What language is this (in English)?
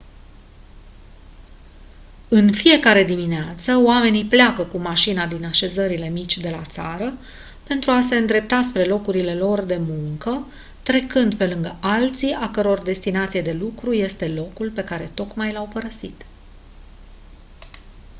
Romanian